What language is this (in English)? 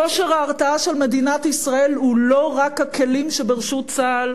Hebrew